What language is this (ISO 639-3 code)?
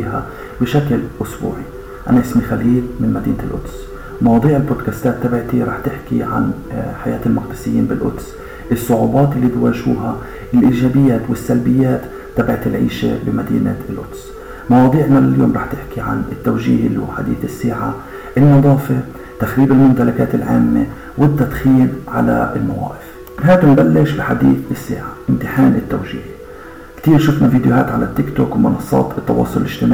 ara